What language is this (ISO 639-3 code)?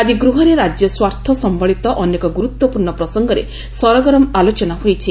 ori